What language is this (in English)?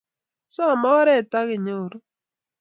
Kalenjin